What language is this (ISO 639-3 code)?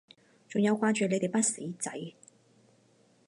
yue